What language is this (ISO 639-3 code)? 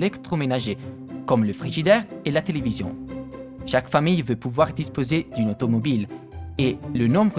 fra